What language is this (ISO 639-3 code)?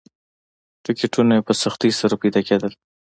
pus